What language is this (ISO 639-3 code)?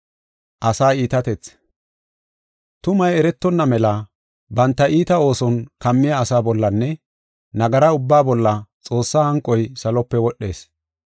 gof